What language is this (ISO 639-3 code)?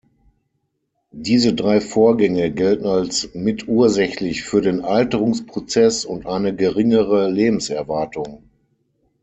deu